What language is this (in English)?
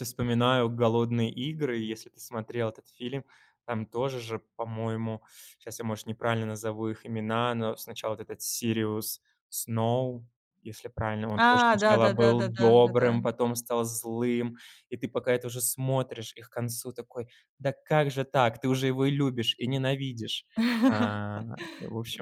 Russian